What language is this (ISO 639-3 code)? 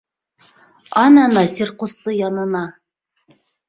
bak